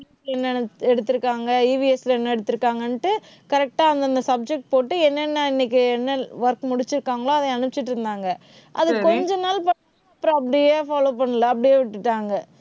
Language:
Tamil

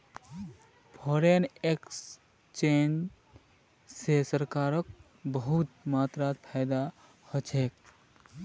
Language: Magahi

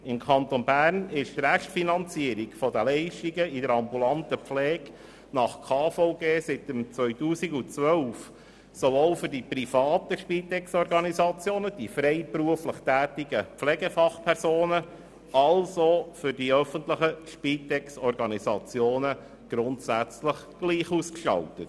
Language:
Swiss German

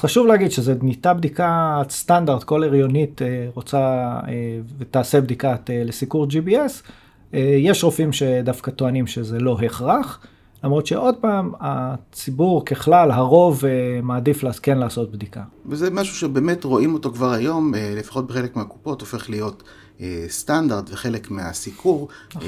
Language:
Hebrew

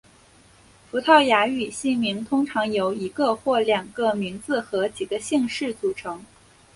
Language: Chinese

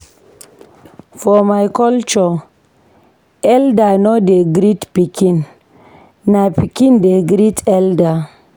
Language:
Nigerian Pidgin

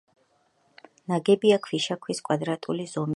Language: Georgian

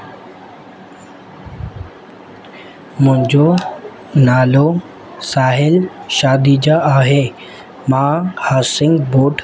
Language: Sindhi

